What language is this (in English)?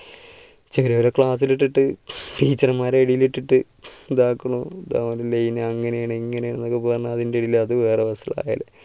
Malayalam